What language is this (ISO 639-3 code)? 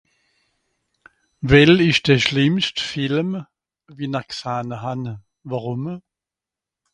gsw